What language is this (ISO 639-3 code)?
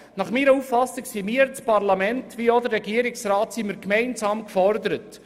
gsw